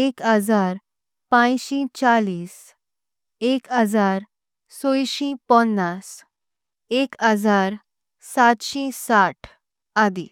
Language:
Konkani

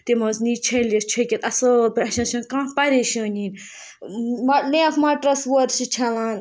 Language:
Kashmiri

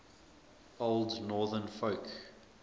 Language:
English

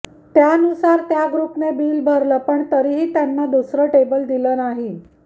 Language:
Marathi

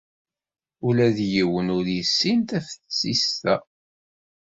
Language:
Kabyle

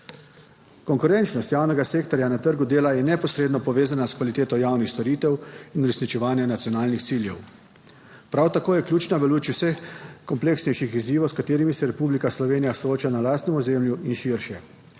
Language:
Slovenian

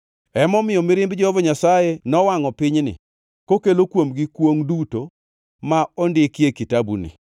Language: Luo (Kenya and Tanzania)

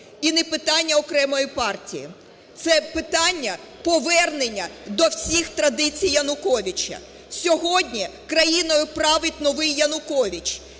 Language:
Ukrainian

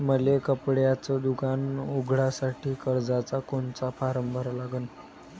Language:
Marathi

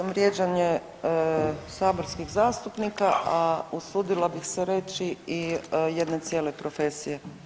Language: Croatian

